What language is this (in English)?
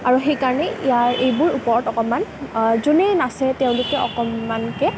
Assamese